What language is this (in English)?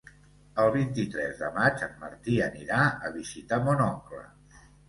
Catalan